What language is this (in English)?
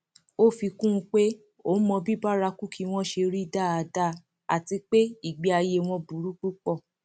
Yoruba